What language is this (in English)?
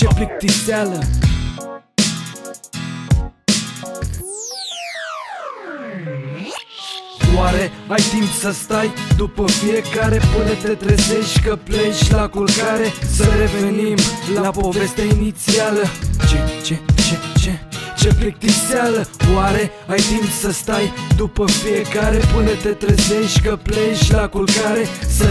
Romanian